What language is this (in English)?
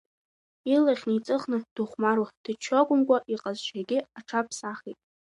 Abkhazian